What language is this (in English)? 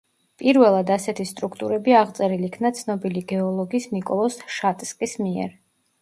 Georgian